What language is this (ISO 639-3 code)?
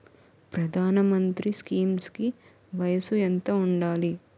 tel